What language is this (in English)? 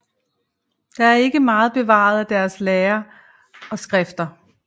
Danish